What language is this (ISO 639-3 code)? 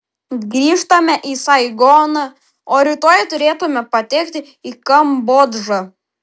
lit